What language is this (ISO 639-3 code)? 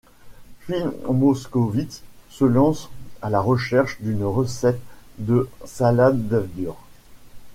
fra